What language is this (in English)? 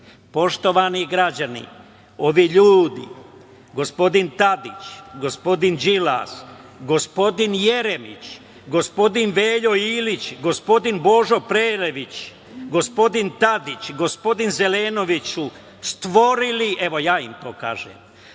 Serbian